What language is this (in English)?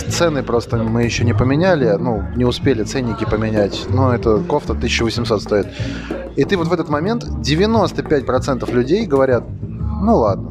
Russian